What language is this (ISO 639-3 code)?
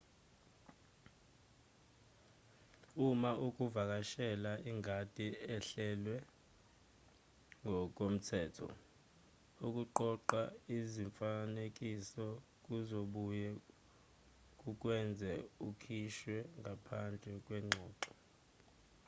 zul